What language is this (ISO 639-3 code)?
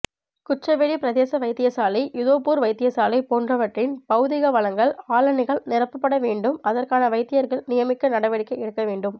tam